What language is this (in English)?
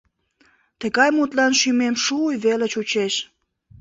Mari